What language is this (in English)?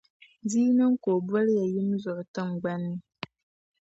Dagbani